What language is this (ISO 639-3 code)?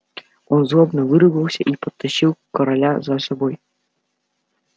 rus